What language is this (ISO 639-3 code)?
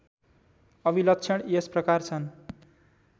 nep